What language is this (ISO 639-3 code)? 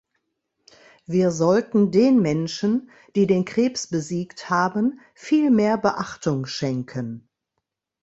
deu